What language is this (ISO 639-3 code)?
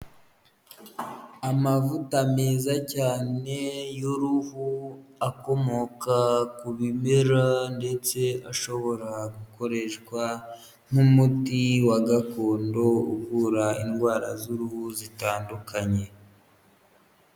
kin